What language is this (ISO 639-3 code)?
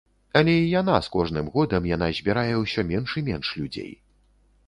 bel